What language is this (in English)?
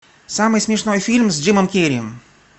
Russian